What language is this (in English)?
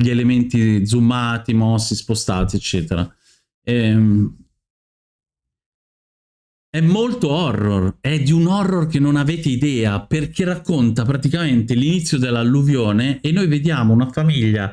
Italian